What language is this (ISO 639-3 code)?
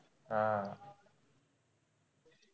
mar